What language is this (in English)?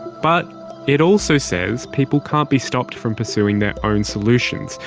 English